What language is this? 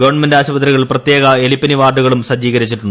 Malayalam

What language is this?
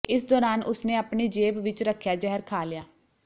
Punjabi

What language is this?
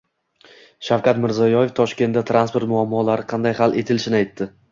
Uzbek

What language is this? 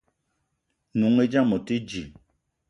Eton (Cameroon)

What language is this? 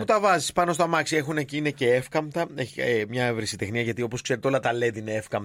Greek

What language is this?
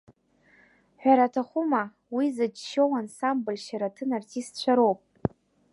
Abkhazian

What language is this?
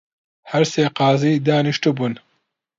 Central Kurdish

